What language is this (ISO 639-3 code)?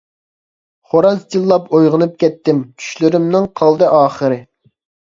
uig